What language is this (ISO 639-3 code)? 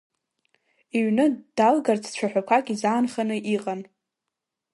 abk